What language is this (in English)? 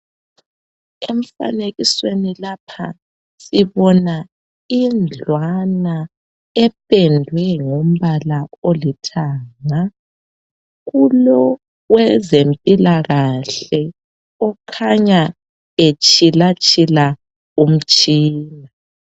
North Ndebele